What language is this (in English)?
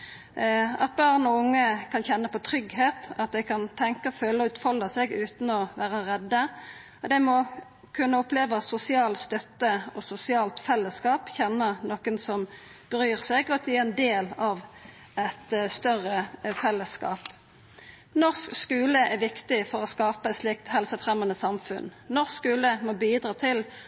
Norwegian Nynorsk